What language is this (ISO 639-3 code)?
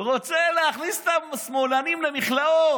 heb